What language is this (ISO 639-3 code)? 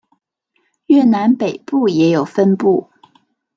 zho